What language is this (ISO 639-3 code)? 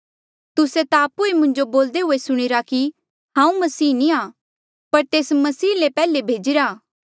mjl